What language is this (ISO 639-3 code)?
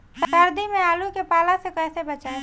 bho